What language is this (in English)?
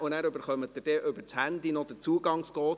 Swiss German